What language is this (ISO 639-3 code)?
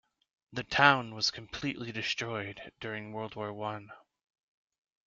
eng